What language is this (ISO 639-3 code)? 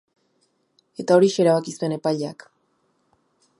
eus